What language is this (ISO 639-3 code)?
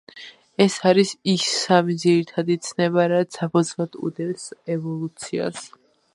kat